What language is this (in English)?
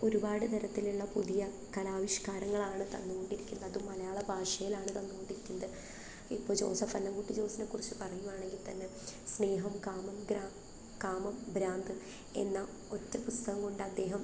Malayalam